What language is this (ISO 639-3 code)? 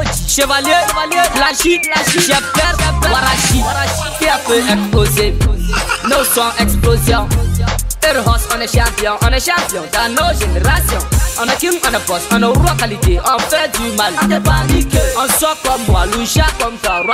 fra